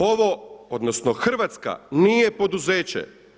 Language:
Croatian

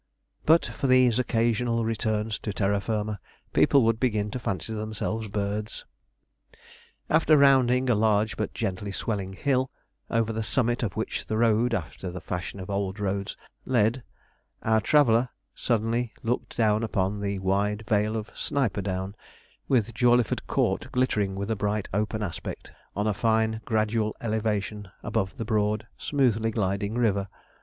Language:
English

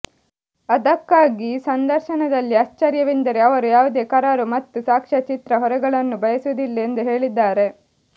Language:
Kannada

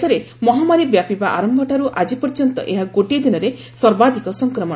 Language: Odia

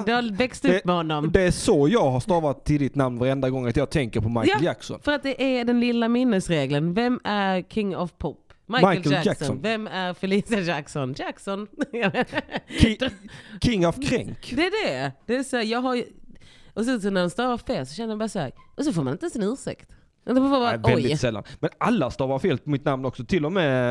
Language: Swedish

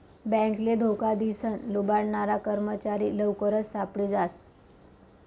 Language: Marathi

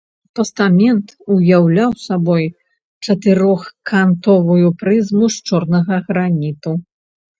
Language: Belarusian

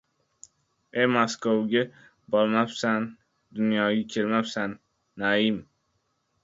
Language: Uzbek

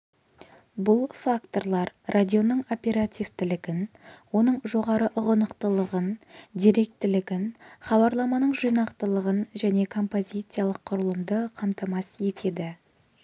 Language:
Kazakh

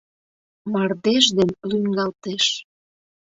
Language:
Mari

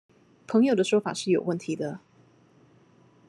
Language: Chinese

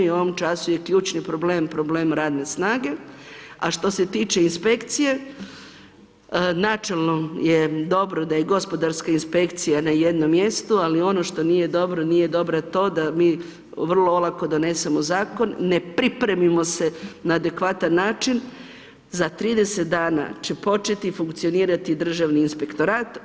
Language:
Croatian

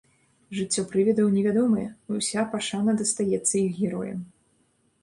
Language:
Belarusian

